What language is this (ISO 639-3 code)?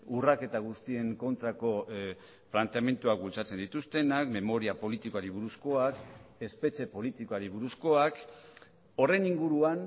eus